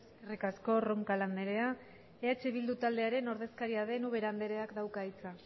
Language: Basque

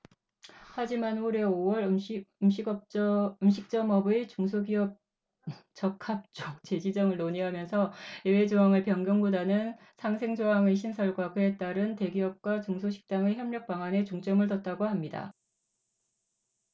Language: Korean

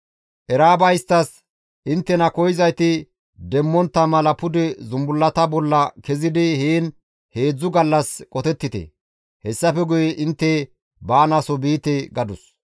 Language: Gamo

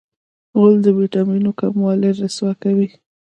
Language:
Pashto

